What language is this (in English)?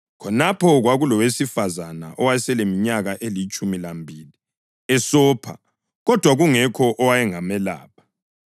North Ndebele